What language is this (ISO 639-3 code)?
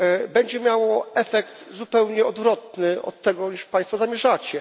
pol